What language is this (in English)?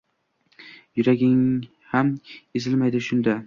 Uzbek